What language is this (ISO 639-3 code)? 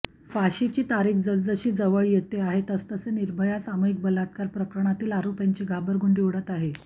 mar